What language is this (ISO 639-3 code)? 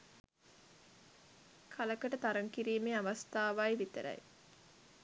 sin